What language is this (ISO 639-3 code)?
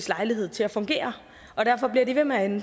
dan